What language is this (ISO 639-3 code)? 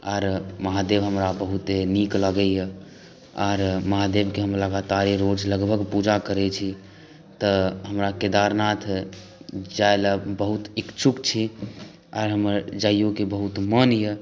mai